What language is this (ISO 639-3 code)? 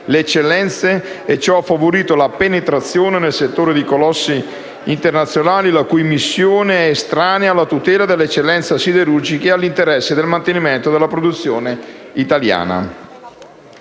ita